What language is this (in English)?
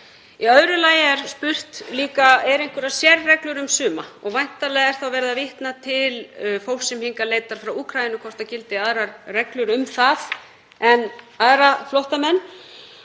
Icelandic